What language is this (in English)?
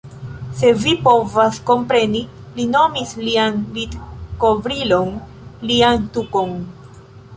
Esperanto